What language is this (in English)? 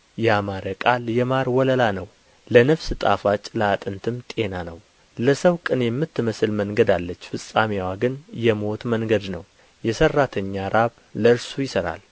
Amharic